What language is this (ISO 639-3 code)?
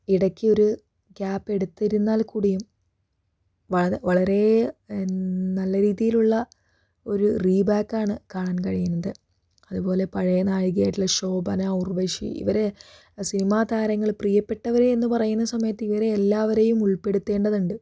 mal